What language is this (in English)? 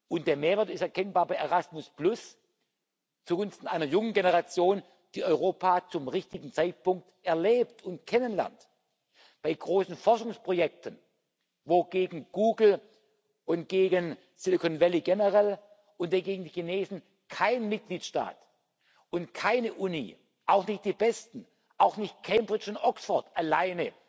German